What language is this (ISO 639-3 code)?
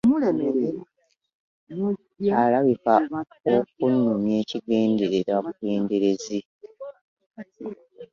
lug